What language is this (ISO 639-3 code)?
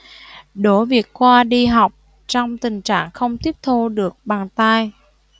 vie